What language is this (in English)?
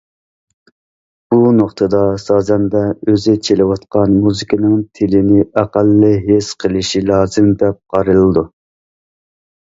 Uyghur